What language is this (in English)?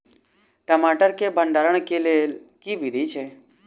Maithili